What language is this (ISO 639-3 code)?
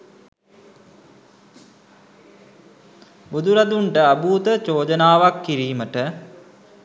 sin